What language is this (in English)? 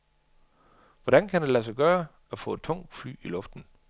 Danish